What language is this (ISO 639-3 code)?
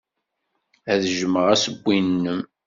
kab